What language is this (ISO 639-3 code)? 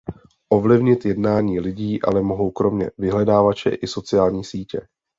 ces